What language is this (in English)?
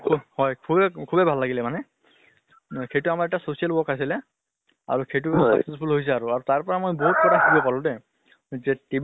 Assamese